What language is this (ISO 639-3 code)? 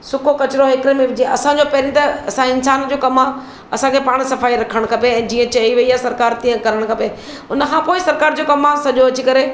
snd